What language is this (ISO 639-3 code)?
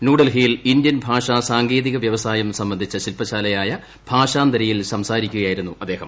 mal